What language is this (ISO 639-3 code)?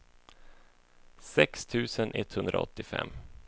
swe